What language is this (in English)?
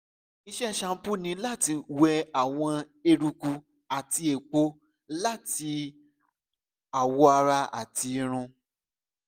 Yoruba